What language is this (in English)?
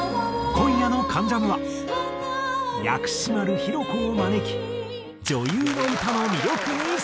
Japanese